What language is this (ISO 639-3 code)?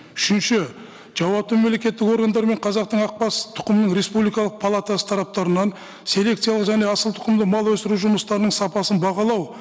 kaz